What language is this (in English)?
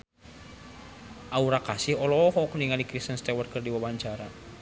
Sundanese